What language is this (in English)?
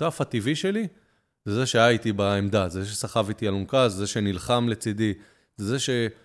Hebrew